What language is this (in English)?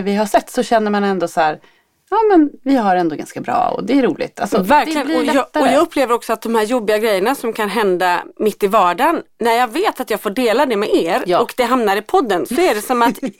Swedish